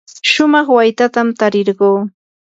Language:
Yanahuanca Pasco Quechua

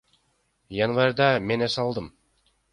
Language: Kyrgyz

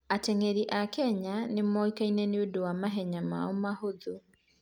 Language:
Kikuyu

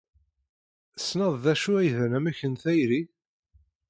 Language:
Kabyle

